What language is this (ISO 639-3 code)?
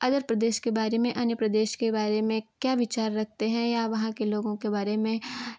hin